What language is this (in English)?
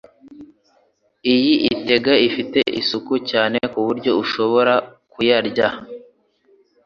Kinyarwanda